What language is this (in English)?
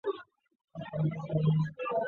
Chinese